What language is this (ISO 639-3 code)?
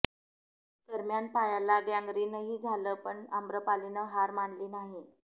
mar